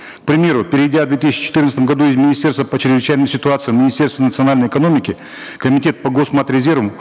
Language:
Kazakh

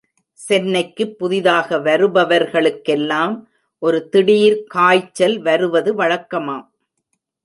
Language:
Tamil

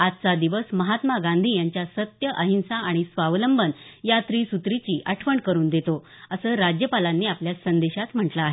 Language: Marathi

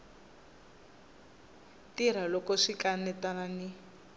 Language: Tsonga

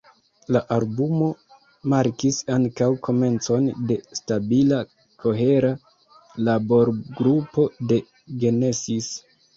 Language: Esperanto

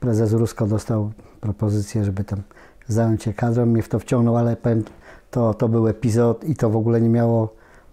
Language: Polish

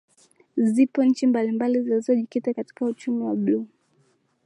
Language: Swahili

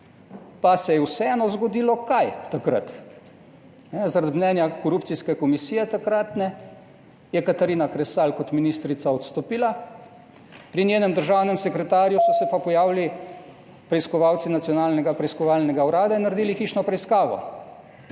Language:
Slovenian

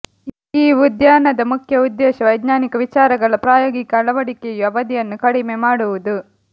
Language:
Kannada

